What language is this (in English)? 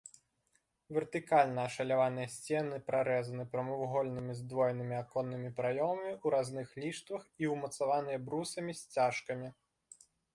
Belarusian